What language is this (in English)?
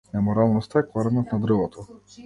Macedonian